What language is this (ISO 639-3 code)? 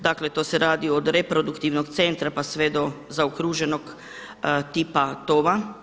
hrv